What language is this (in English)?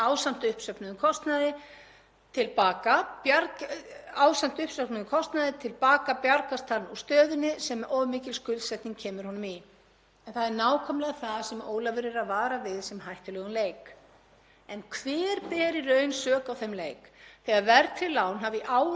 Icelandic